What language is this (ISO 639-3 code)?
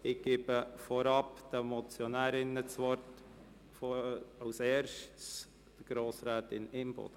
gsw